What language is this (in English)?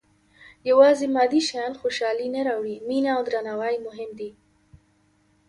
Pashto